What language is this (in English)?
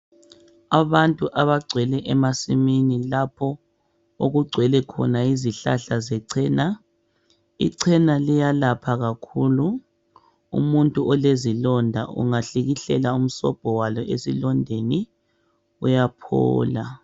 North Ndebele